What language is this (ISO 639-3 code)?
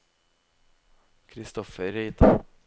nor